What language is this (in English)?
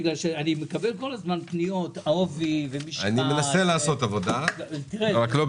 Hebrew